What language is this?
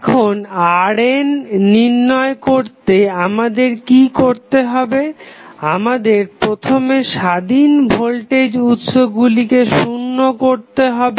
Bangla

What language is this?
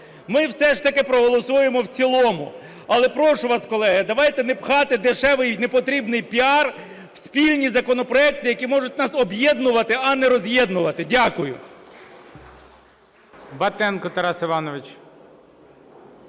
Ukrainian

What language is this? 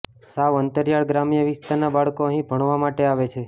Gujarati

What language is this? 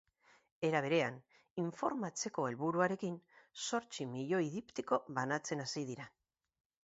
Basque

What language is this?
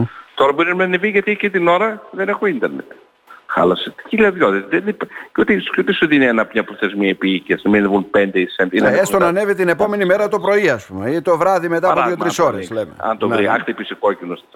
Greek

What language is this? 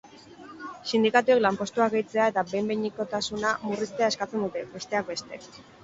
Basque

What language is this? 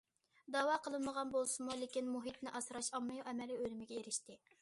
Uyghur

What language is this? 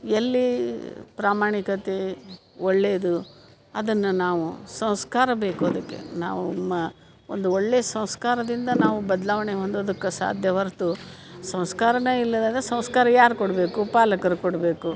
Kannada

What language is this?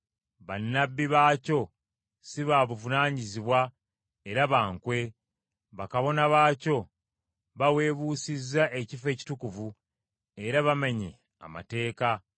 Ganda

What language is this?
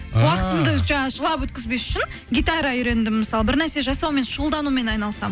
Kazakh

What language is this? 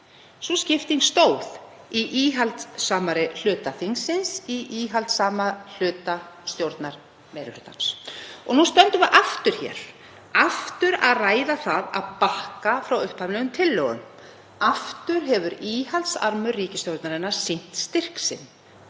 Icelandic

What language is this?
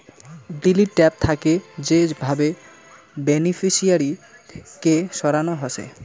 Bangla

